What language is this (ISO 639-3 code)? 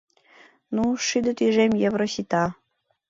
chm